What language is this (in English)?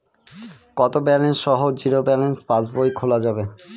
Bangla